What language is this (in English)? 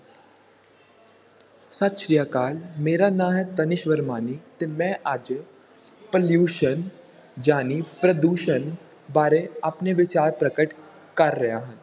Punjabi